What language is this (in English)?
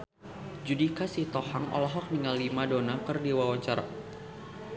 Sundanese